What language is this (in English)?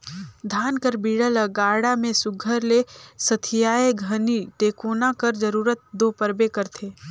Chhattisgarhi